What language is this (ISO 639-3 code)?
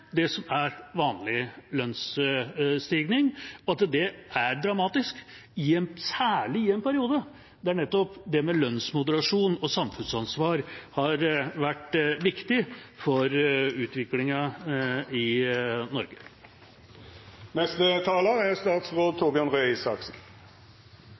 nob